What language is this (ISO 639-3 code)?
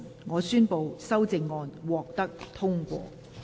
yue